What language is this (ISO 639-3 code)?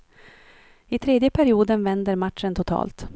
swe